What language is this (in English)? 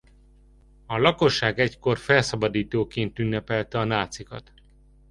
Hungarian